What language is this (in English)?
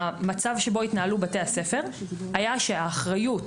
Hebrew